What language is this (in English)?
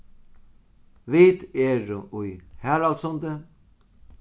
Faroese